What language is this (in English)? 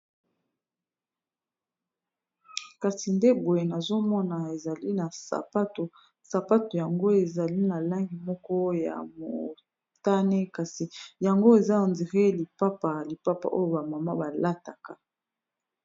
Lingala